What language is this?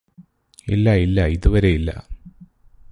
Malayalam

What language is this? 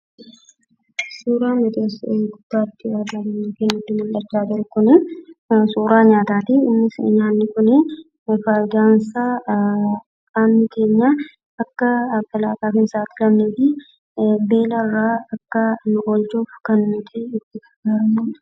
Oromo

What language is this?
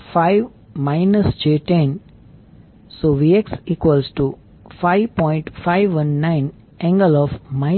Gujarati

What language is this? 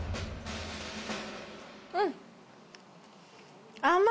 Japanese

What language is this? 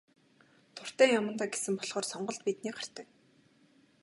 Mongolian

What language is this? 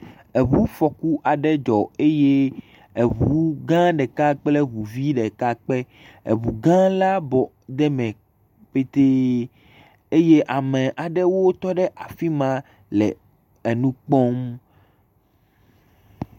Ewe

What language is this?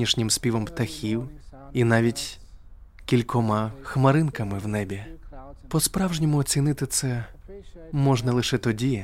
Ukrainian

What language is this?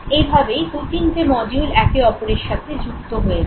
Bangla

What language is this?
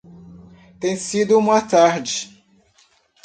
Portuguese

